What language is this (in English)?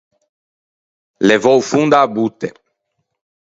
Ligurian